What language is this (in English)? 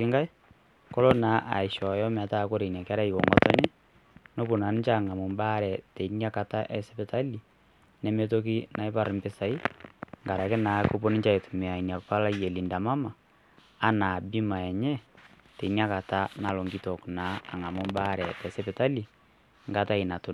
Masai